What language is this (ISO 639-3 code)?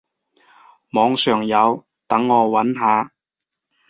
yue